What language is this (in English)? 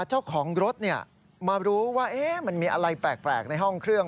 Thai